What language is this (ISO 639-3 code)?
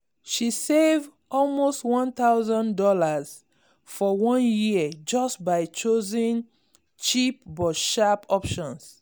pcm